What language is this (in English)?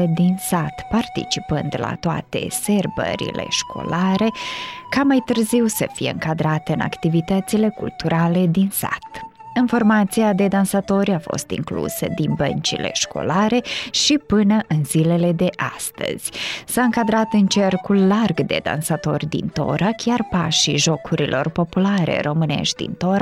Romanian